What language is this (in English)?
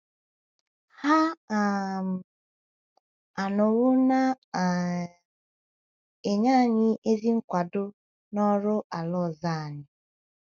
Igbo